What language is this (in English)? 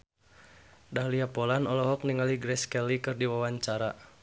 Sundanese